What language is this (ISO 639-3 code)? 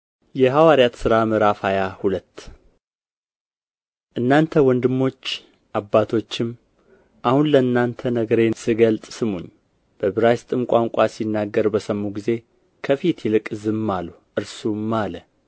amh